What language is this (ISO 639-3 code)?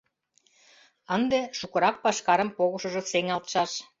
chm